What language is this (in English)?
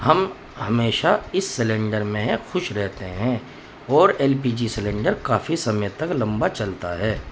Urdu